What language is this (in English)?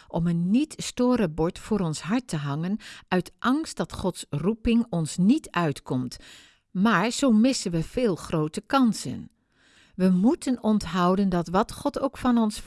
Dutch